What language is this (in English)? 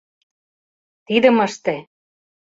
Mari